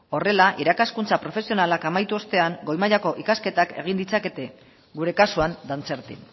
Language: Basque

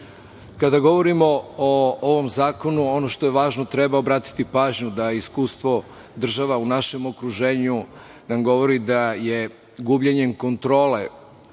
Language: Serbian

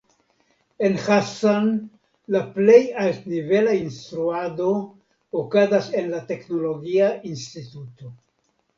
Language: Esperanto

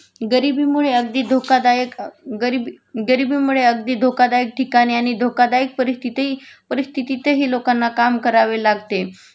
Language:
Marathi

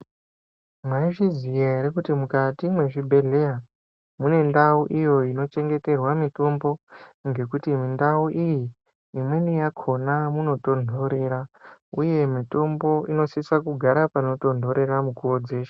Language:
Ndau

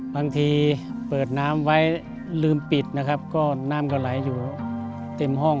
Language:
Thai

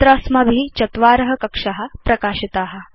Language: Sanskrit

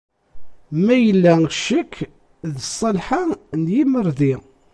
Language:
Kabyle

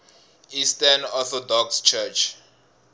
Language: Tsonga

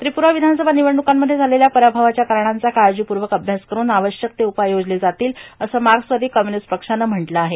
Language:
Marathi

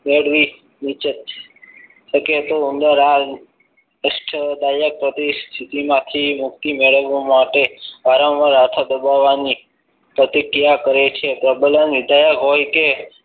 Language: Gujarati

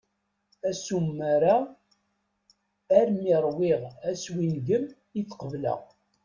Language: Kabyle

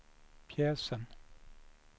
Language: Swedish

